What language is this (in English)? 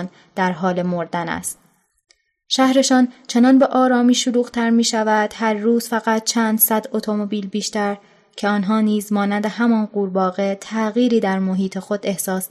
Persian